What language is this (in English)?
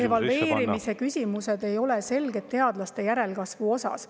Estonian